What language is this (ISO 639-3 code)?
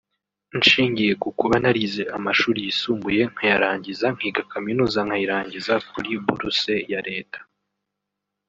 kin